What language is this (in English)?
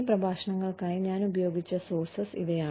Malayalam